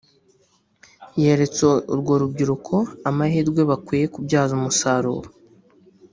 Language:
Kinyarwanda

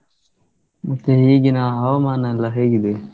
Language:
Kannada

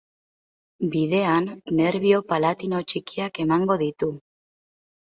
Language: Basque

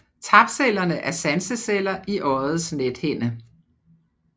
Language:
Danish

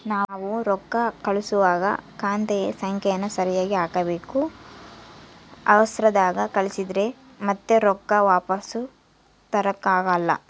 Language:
Kannada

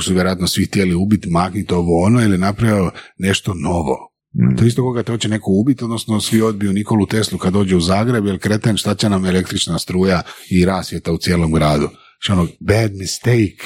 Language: Croatian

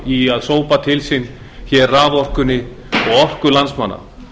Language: Icelandic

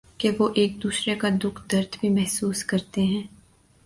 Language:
Urdu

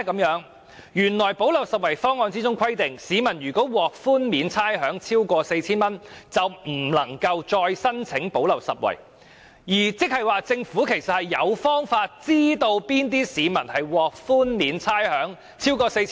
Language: Cantonese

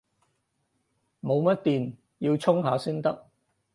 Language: Cantonese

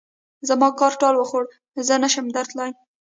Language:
Pashto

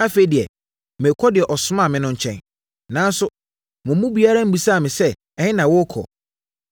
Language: Akan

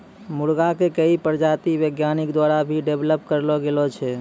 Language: Maithili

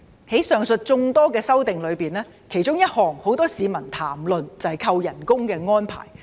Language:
Cantonese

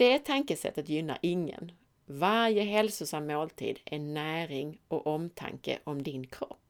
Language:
Swedish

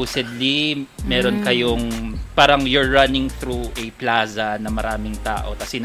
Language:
Filipino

